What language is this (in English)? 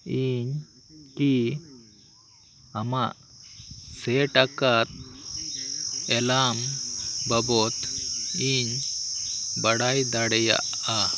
Santali